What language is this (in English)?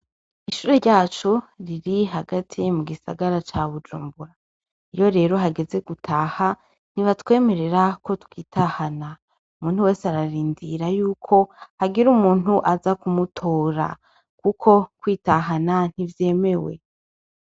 Rundi